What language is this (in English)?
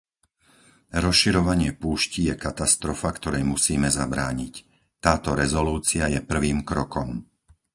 Slovak